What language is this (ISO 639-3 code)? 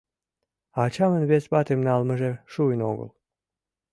chm